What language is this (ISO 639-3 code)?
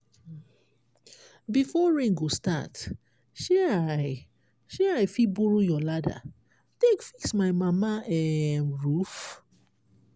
pcm